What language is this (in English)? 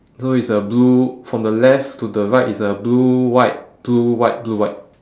English